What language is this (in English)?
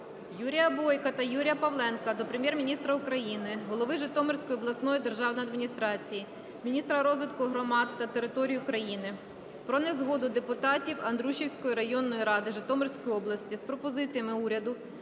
Ukrainian